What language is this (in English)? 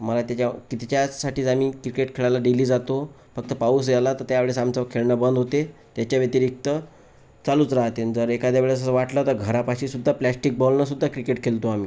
Marathi